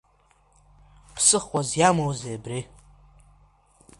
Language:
Abkhazian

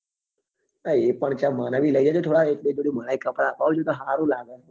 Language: Gujarati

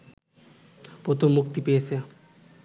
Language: Bangla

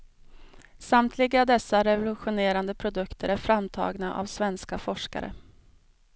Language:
Swedish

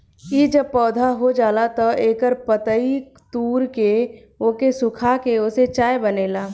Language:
Bhojpuri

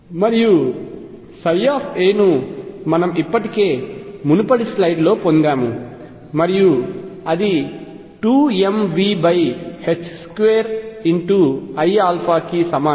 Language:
Telugu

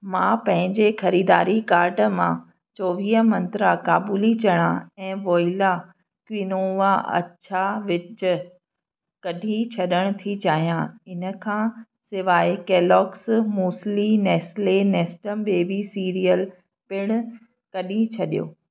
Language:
Sindhi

